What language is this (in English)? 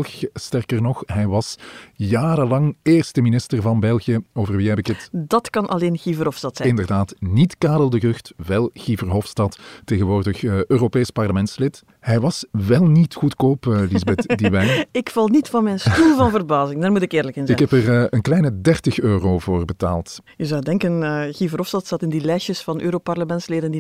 Dutch